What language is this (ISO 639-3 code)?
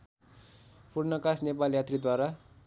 nep